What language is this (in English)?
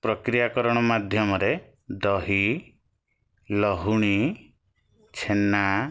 Odia